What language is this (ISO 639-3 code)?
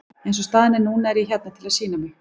isl